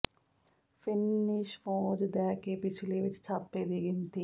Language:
Punjabi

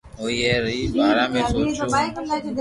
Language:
Loarki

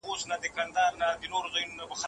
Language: Pashto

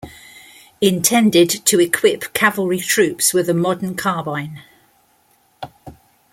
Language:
English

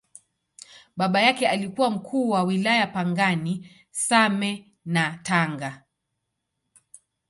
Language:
Swahili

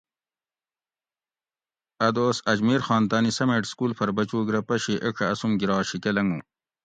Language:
Gawri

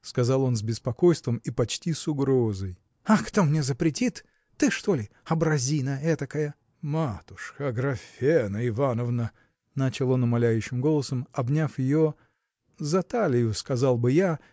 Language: Russian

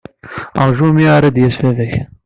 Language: Kabyle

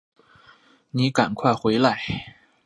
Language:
Chinese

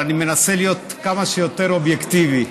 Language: Hebrew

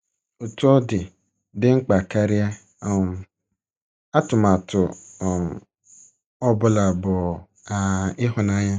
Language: Igbo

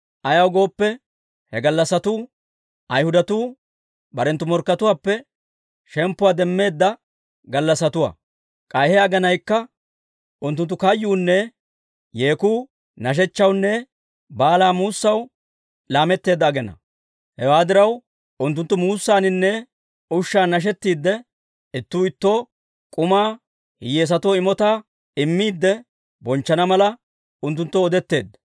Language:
Dawro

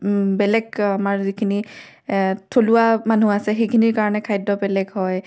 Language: Assamese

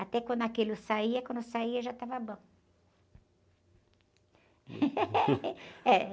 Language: Portuguese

